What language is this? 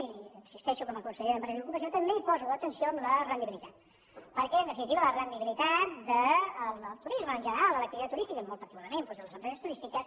Catalan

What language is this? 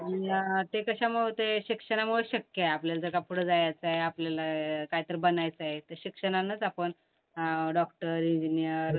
Marathi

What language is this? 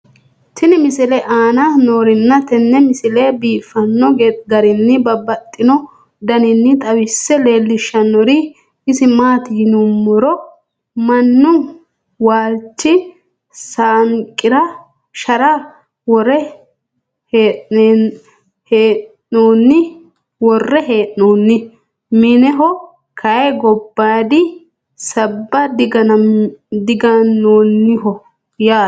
Sidamo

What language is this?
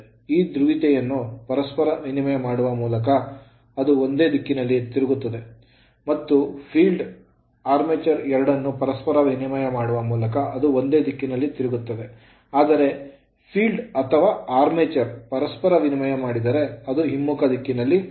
Kannada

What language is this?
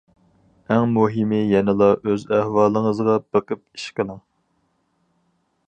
Uyghur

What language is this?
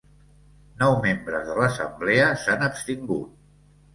Catalan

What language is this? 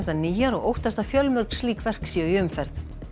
Icelandic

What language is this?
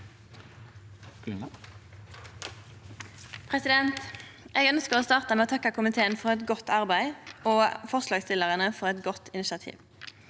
Norwegian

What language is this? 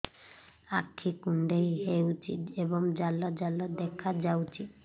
Odia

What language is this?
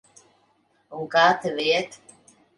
Latvian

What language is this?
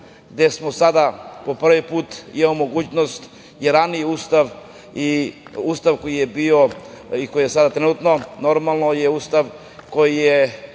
Serbian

